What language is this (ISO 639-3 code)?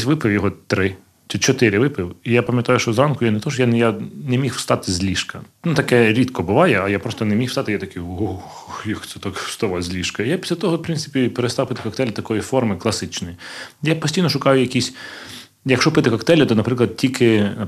ukr